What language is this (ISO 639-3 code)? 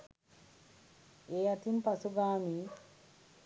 sin